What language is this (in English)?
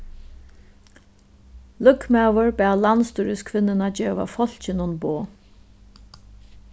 Faroese